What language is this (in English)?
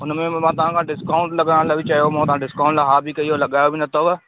Sindhi